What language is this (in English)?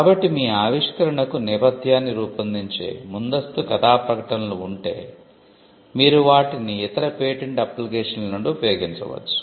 Telugu